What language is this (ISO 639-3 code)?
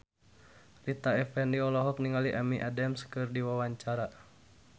sun